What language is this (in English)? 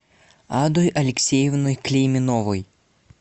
Russian